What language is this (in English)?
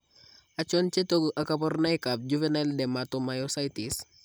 Kalenjin